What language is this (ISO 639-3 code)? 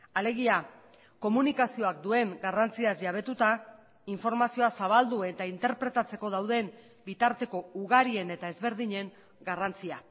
eus